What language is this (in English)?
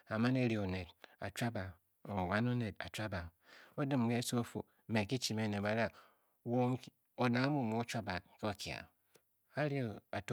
Bokyi